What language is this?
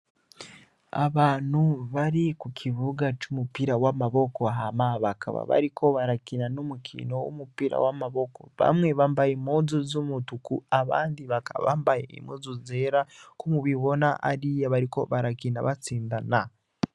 Rundi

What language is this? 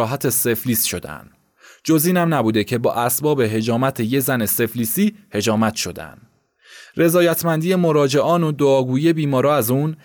Persian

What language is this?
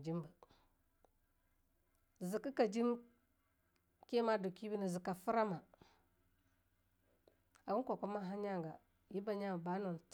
Longuda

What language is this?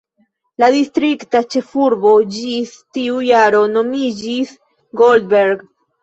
Esperanto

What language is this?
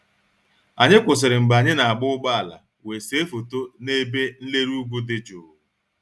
Igbo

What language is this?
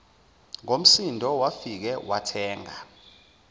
Zulu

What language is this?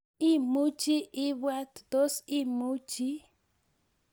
Kalenjin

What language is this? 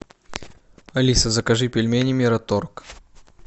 Russian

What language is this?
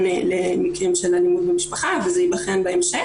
Hebrew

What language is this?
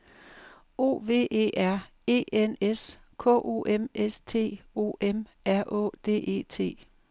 Danish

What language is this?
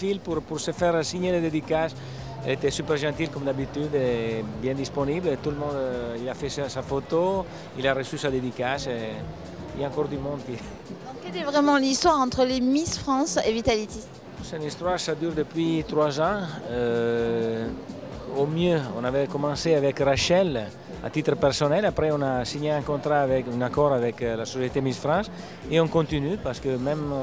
French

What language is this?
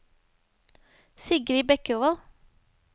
Norwegian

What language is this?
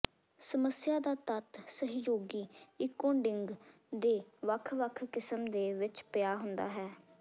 Punjabi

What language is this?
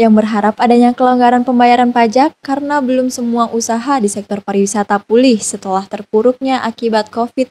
Indonesian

